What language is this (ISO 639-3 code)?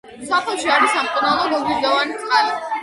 kat